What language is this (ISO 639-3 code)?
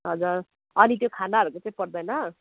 nep